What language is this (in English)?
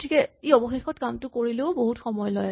Assamese